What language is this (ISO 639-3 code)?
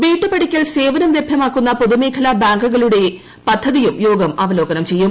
mal